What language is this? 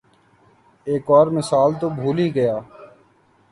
Urdu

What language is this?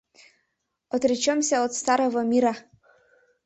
Mari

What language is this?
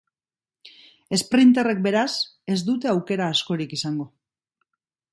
Basque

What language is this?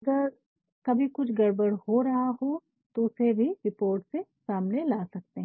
Hindi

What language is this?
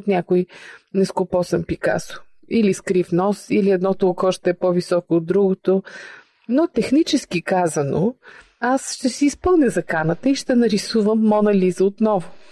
Bulgarian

